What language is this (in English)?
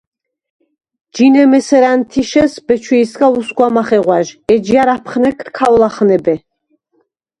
Svan